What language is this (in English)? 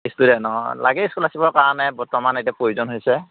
Assamese